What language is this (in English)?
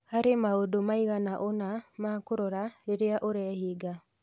Kikuyu